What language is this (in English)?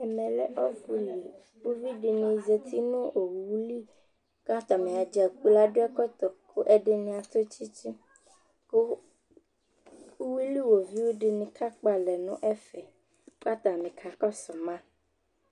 Ikposo